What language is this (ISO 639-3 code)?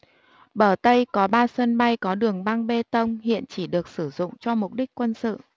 vie